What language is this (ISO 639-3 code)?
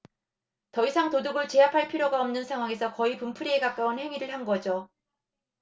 kor